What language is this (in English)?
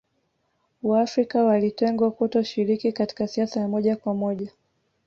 Swahili